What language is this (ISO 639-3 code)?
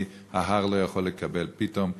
heb